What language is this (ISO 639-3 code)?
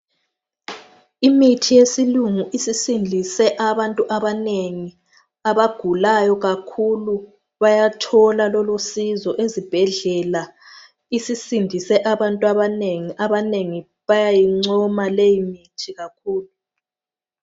nde